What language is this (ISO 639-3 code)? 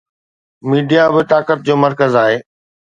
snd